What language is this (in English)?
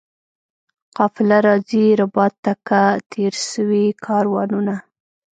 Pashto